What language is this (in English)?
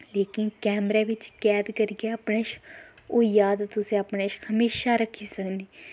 Dogri